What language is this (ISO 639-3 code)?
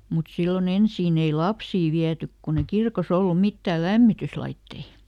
fin